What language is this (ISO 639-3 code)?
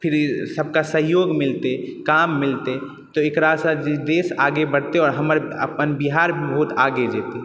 mai